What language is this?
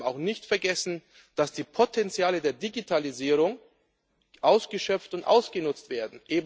German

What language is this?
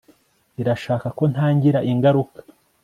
Kinyarwanda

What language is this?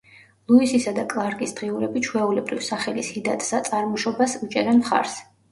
Georgian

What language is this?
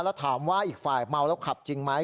Thai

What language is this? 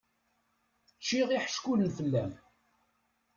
Kabyle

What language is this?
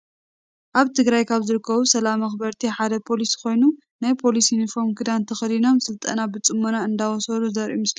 Tigrinya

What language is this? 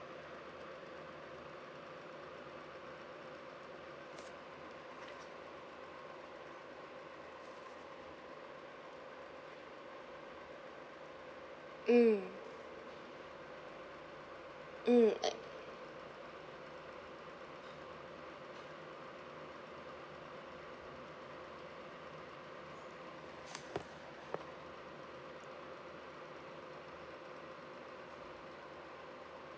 English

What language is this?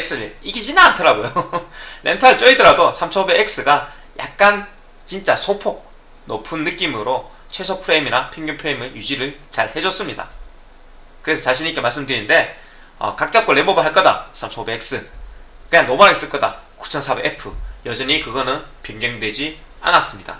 Korean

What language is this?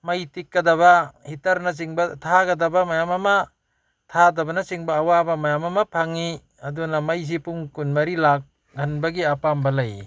Manipuri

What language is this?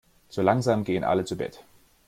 German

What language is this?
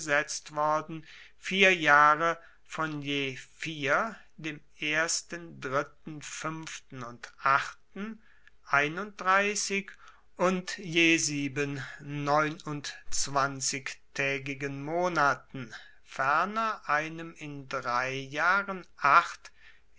German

